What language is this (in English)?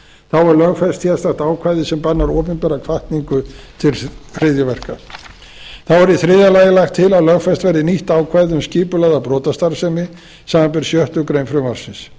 Icelandic